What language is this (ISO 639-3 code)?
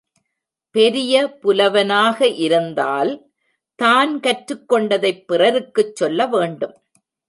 tam